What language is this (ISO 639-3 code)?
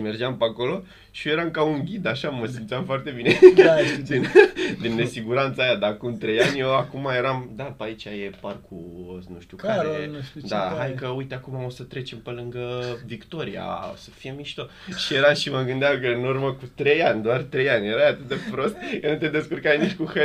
ron